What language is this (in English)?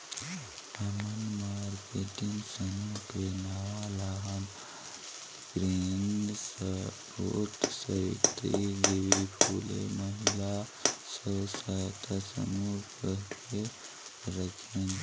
Chhattisgarhi